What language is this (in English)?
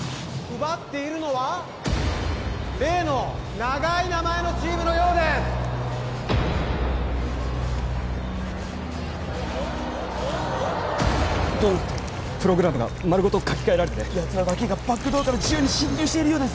Japanese